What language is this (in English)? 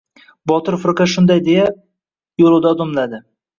Uzbek